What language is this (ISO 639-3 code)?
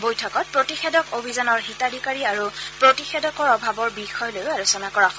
asm